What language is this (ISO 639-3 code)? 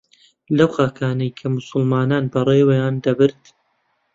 ckb